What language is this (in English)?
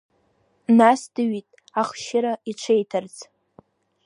Abkhazian